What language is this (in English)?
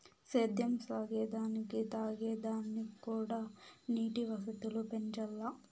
Telugu